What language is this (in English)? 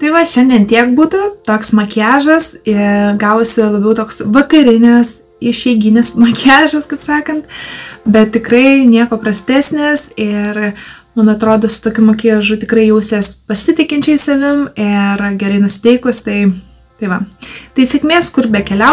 Lithuanian